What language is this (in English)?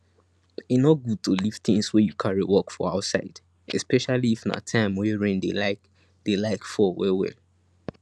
Nigerian Pidgin